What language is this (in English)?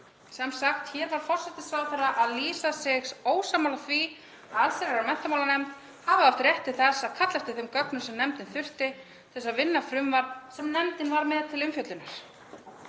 Icelandic